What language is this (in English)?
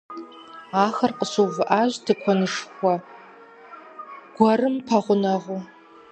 Kabardian